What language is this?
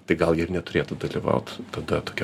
Lithuanian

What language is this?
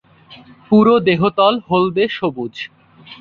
Bangla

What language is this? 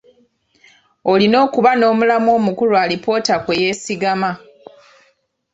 Ganda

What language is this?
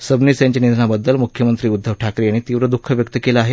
Marathi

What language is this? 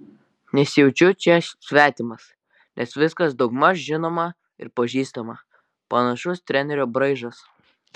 Lithuanian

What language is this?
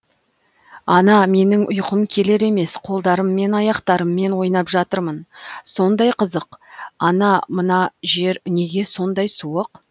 Kazakh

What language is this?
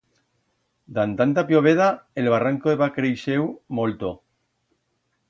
Aragonese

